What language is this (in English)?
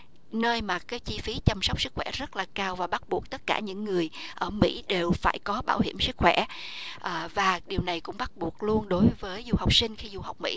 Vietnamese